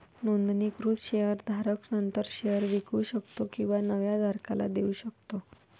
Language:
Marathi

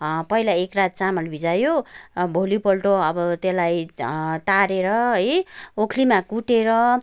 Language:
Nepali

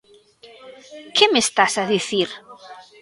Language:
Galician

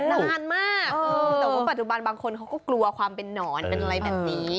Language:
Thai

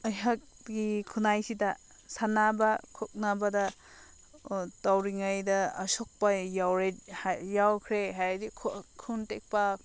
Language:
Manipuri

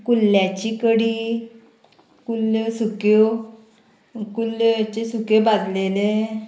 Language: Konkani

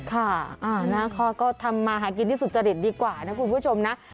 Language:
Thai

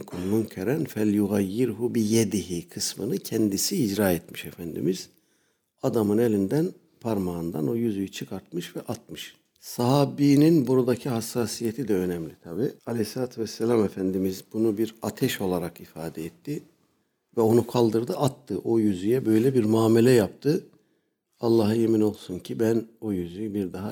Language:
Turkish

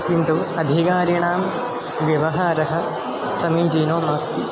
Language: Sanskrit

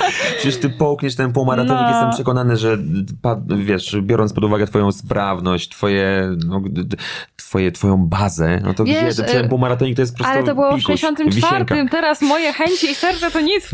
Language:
Polish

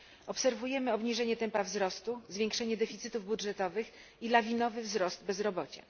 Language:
Polish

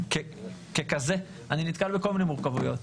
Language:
Hebrew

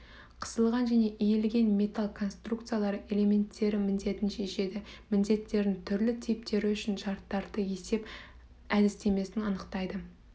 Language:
Kazakh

